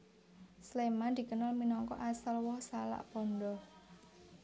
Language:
Javanese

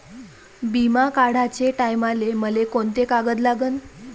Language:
Marathi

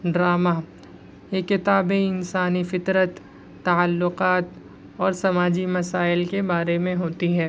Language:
Urdu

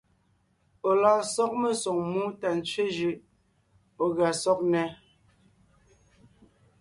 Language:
Ngiemboon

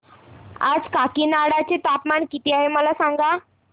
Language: Marathi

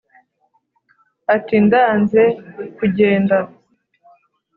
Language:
Kinyarwanda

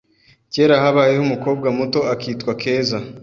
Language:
Kinyarwanda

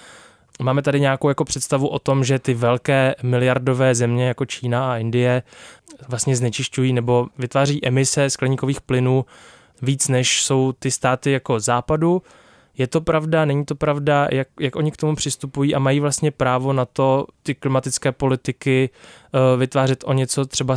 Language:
Czech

